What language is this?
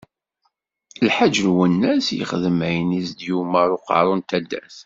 Kabyle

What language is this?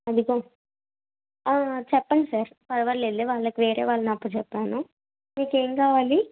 Telugu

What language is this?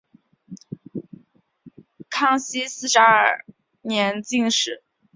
Chinese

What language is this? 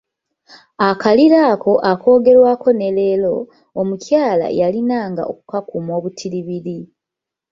Ganda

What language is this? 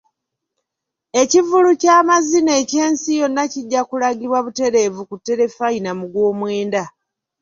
Ganda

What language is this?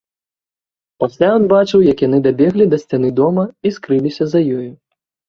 Belarusian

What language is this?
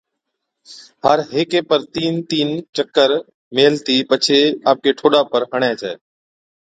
Od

